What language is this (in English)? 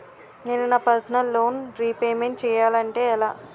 Telugu